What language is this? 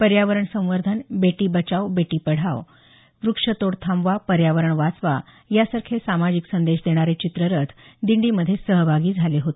Marathi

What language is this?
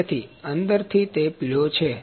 Gujarati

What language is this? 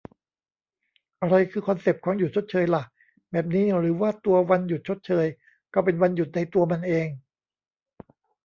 Thai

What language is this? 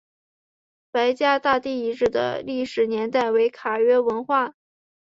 Chinese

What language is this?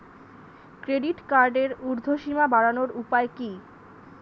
Bangla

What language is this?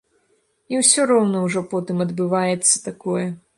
Belarusian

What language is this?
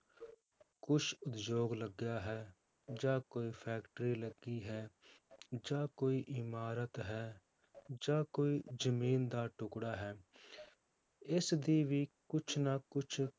Punjabi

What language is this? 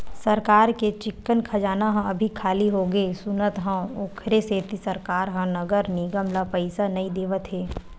Chhattisgarhi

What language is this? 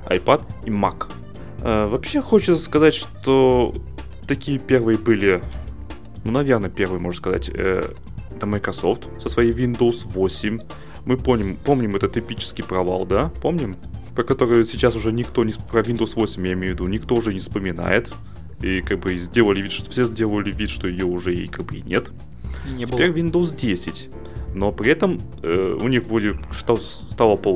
Russian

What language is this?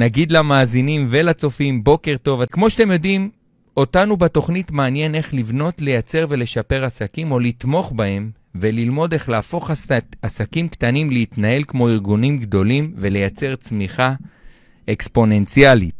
Hebrew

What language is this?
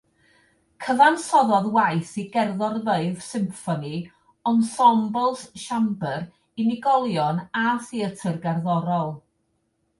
Welsh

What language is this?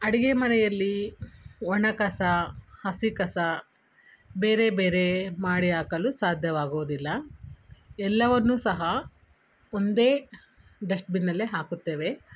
Kannada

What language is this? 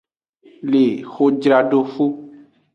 Aja (Benin)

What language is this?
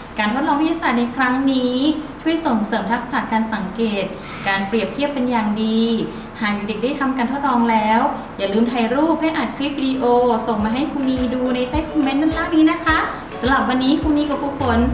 Thai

